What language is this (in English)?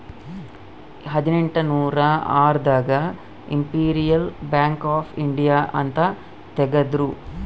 Kannada